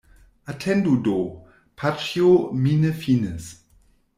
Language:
Esperanto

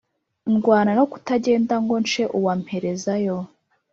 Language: Kinyarwanda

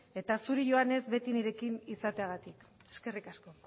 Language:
Basque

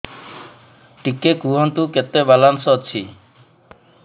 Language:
Odia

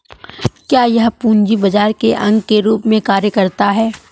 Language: Hindi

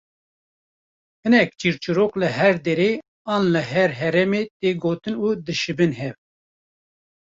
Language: Kurdish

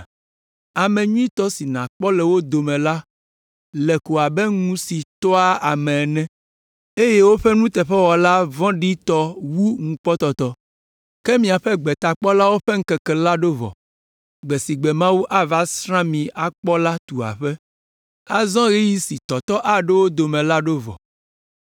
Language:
Ewe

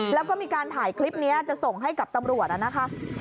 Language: Thai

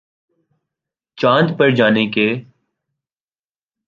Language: Urdu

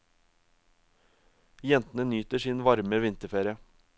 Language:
Norwegian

